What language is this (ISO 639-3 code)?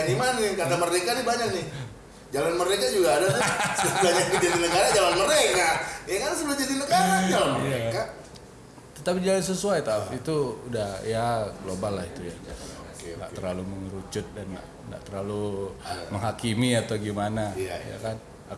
ind